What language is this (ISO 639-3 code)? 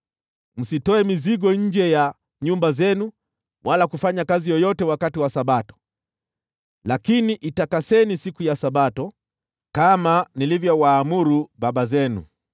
swa